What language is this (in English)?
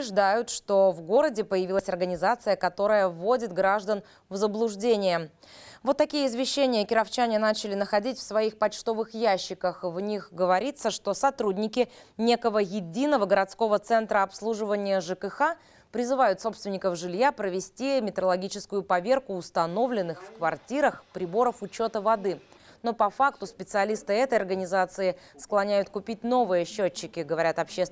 Russian